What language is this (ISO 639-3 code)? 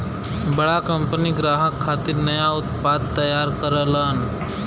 bho